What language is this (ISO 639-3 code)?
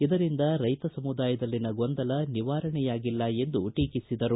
kan